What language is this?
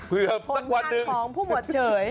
Thai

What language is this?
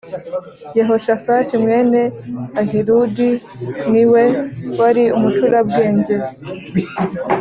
Kinyarwanda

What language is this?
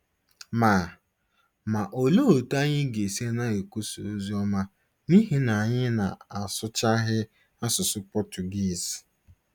Igbo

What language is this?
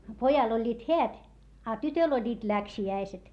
Finnish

